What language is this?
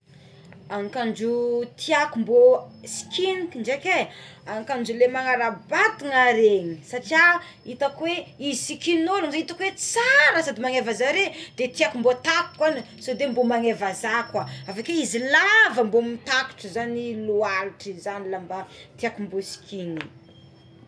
Tsimihety Malagasy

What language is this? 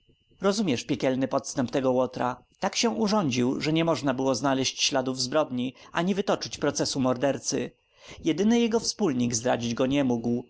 Polish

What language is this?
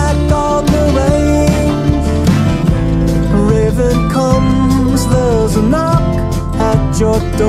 English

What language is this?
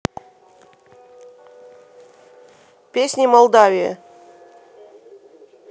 Russian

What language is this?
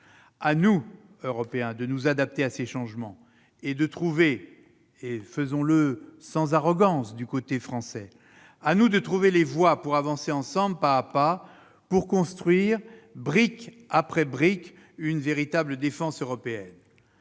French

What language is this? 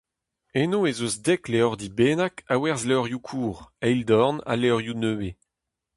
Breton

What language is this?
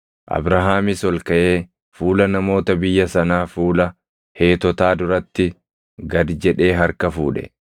Oromo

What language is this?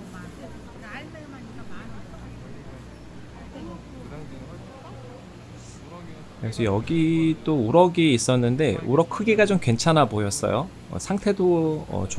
Korean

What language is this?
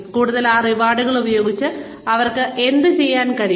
Malayalam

